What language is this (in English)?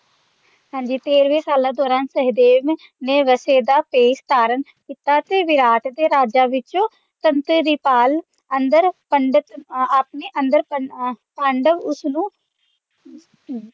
Punjabi